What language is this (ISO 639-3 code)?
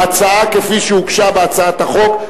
heb